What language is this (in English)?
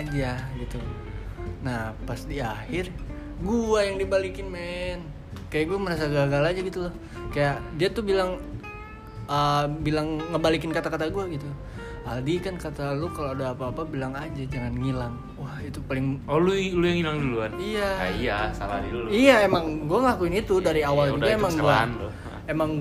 Indonesian